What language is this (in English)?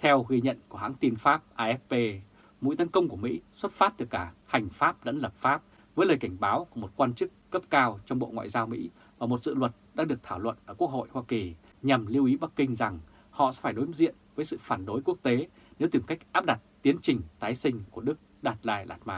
Vietnamese